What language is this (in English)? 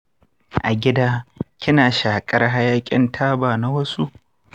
Hausa